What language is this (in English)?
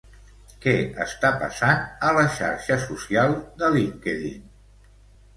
Catalan